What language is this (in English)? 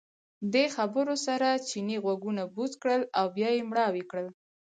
Pashto